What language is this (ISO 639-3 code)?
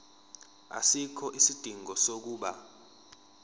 zul